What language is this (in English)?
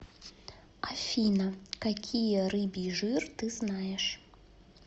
Russian